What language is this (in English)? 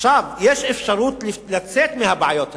Hebrew